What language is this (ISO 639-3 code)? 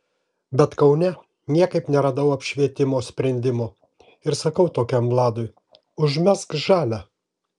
lit